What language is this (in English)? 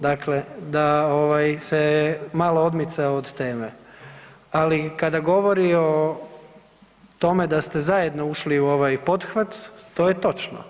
Croatian